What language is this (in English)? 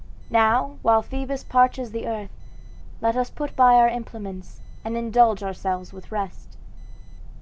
English